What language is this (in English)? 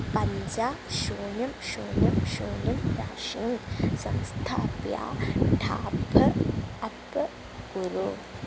Sanskrit